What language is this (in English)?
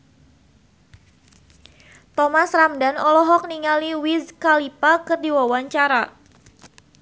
Sundanese